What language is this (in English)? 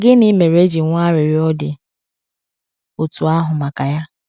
Igbo